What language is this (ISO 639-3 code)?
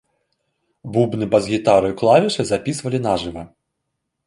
bel